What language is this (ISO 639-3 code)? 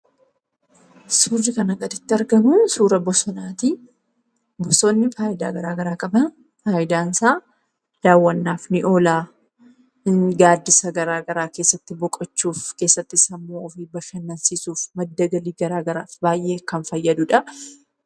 orm